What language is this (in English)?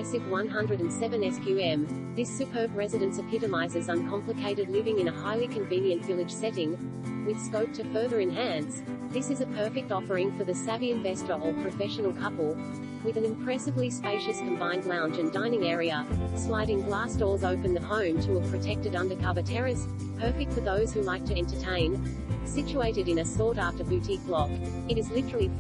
English